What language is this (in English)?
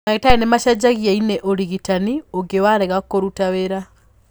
Kikuyu